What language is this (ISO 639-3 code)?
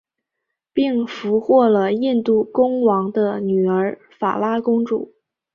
zho